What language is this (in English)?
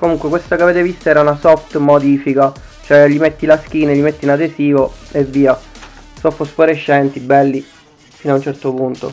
Italian